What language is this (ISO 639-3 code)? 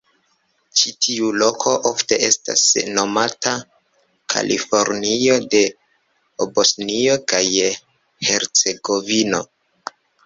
epo